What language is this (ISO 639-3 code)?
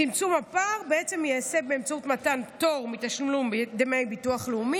heb